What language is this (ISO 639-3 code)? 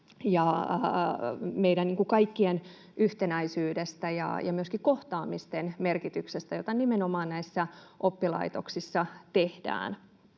fin